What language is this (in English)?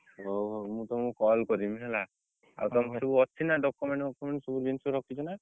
Odia